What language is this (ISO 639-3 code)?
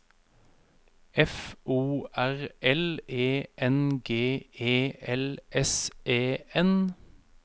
nor